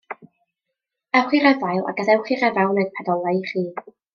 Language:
Welsh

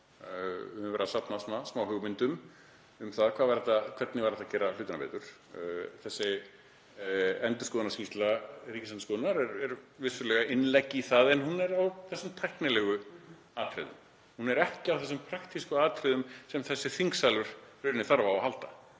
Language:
Icelandic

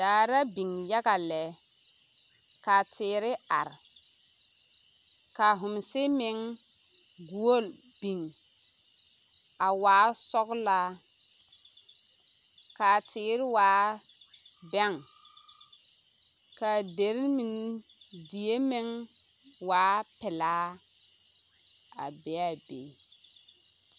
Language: Southern Dagaare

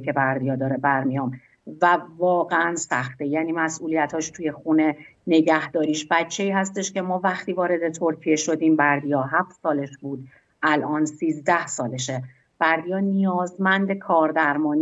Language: Persian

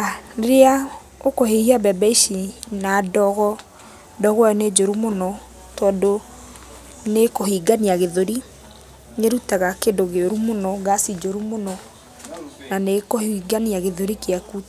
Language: Kikuyu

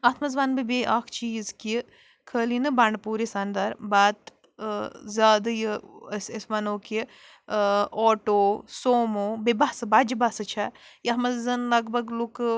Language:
Kashmiri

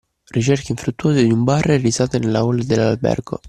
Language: Italian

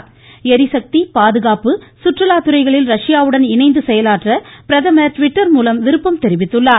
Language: Tamil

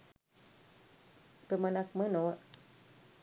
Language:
Sinhala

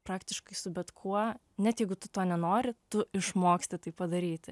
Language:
Lithuanian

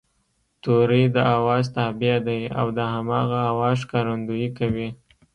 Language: Pashto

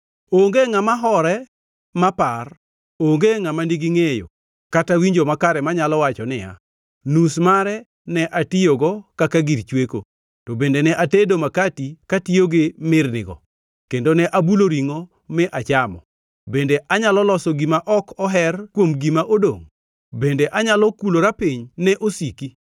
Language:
Luo (Kenya and Tanzania)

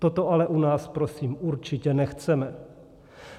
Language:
Czech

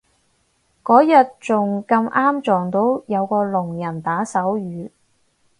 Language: Cantonese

